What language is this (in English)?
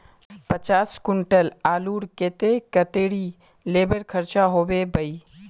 Magahi